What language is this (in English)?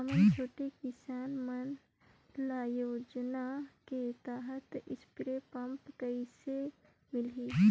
Chhattisgarhi